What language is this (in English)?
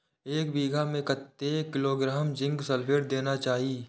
Maithili